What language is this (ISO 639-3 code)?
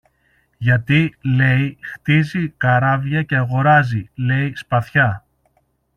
ell